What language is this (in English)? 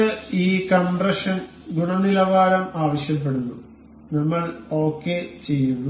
Malayalam